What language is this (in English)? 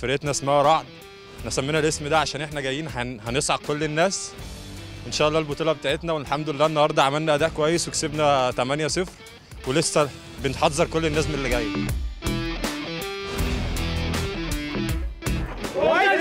Arabic